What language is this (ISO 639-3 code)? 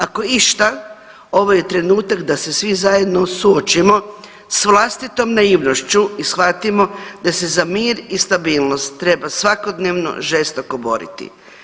hrv